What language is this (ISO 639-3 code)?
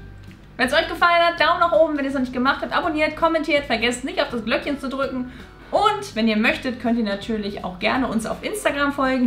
deu